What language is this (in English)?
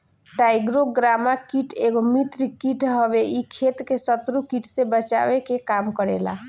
Bhojpuri